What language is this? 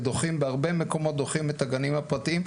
Hebrew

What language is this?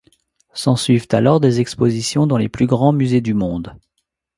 French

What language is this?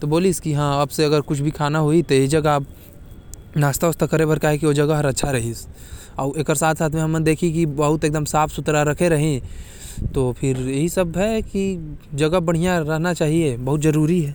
Korwa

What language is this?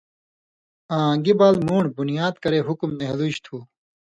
Indus Kohistani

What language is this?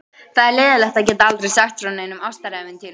Icelandic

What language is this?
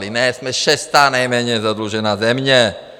Czech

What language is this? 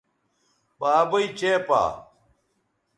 Bateri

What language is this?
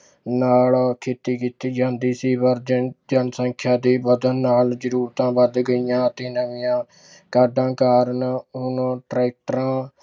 Punjabi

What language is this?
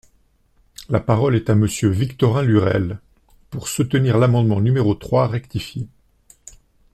French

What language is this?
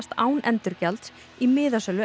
Icelandic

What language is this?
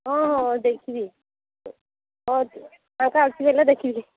Odia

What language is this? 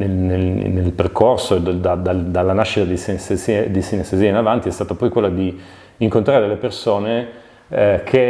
Italian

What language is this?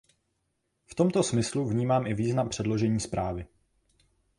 Czech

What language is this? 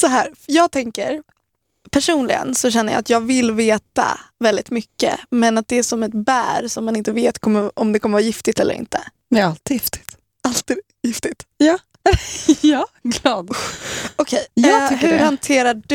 Swedish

